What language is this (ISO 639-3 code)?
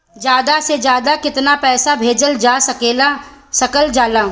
bho